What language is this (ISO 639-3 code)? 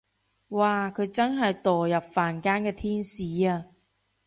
yue